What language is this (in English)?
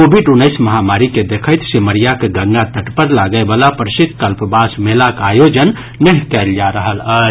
Maithili